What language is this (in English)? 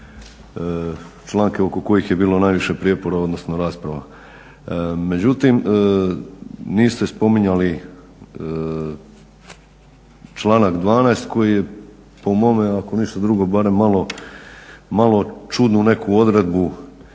Croatian